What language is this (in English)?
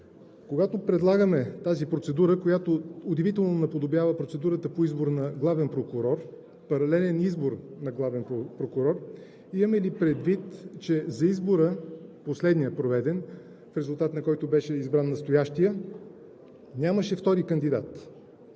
Bulgarian